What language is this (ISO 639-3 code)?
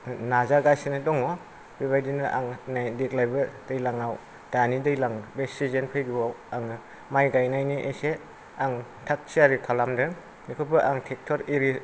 brx